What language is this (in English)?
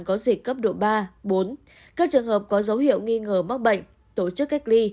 Vietnamese